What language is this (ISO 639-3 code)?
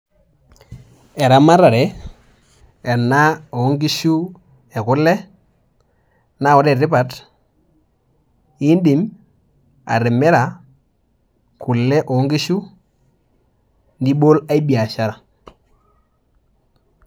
mas